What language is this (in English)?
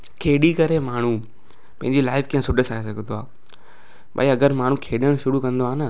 Sindhi